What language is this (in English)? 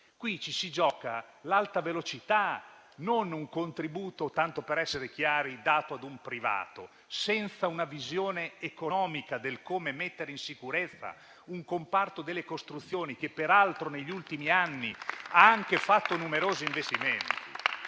Italian